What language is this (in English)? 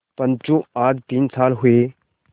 Hindi